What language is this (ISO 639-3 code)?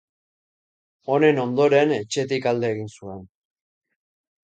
eus